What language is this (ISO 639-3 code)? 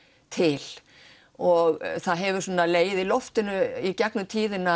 isl